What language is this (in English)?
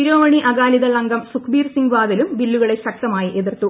Malayalam